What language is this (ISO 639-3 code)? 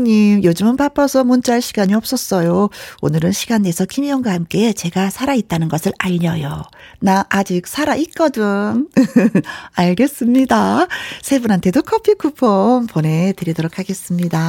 kor